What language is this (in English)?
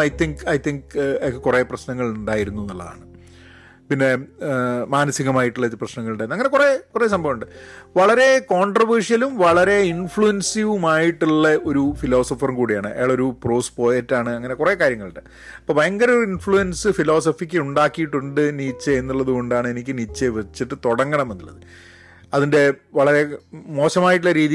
Malayalam